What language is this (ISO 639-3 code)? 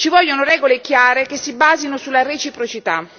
ita